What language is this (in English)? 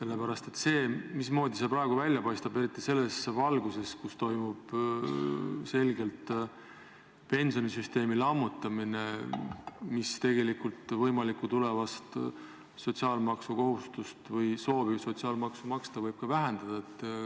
Estonian